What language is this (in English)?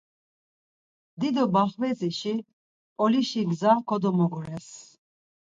Laz